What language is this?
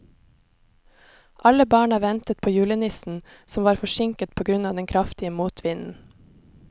Norwegian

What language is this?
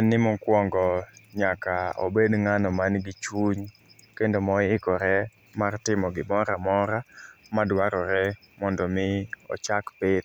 Luo (Kenya and Tanzania)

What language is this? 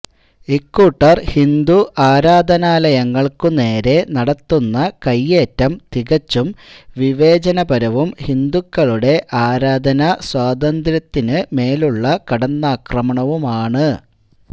Malayalam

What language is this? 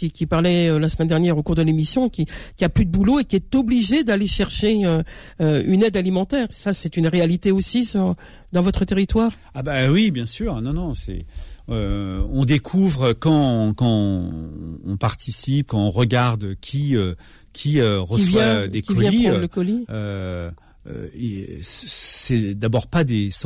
French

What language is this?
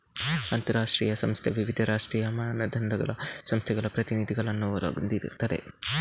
Kannada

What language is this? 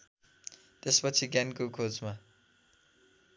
Nepali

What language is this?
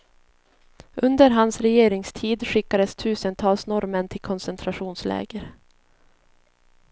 Swedish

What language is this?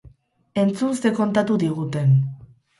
Basque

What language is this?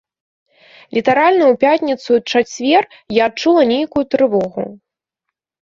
Belarusian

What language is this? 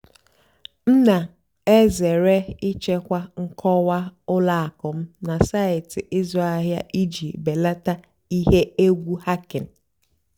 Igbo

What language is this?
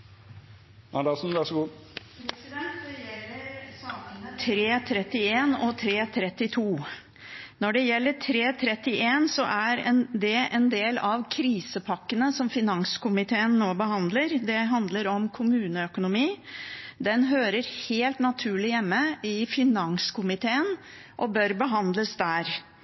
Norwegian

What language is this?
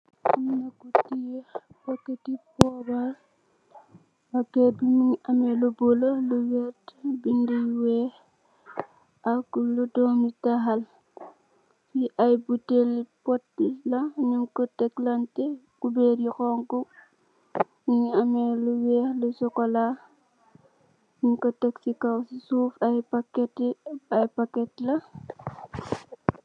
Wolof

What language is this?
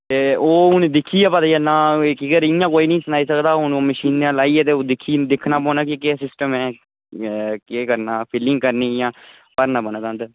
Dogri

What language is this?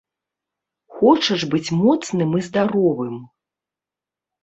Belarusian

